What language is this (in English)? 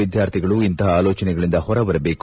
Kannada